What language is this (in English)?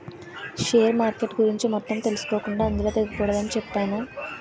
Telugu